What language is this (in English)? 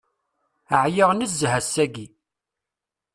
Kabyle